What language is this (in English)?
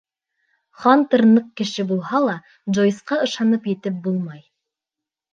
Bashkir